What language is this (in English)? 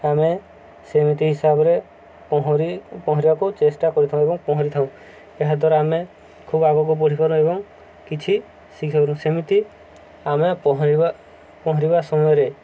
Odia